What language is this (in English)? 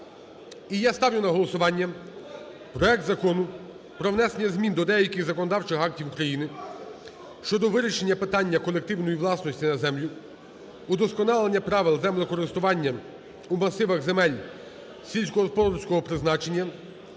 Ukrainian